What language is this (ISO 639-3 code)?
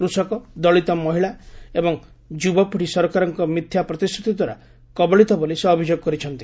ori